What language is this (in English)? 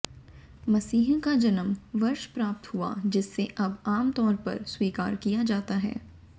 Hindi